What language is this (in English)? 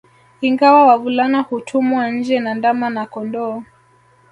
Swahili